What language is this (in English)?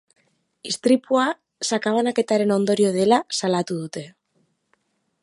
Basque